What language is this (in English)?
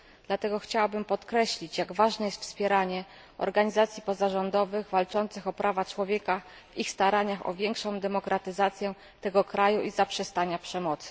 Polish